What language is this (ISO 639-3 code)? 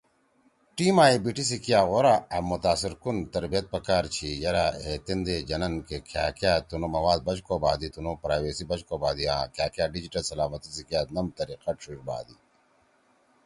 trw